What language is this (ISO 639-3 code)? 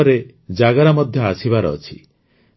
ori